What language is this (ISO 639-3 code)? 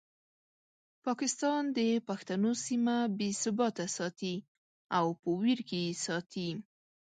pus